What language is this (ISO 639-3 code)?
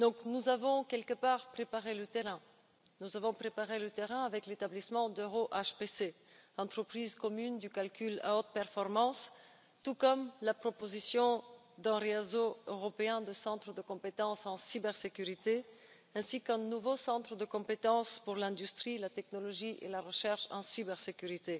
fra